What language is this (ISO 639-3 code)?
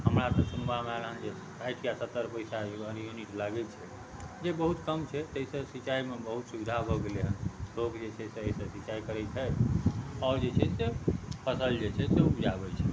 mai